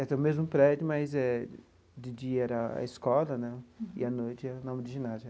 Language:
Portuguese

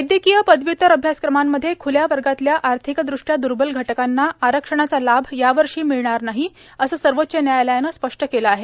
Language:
Marathi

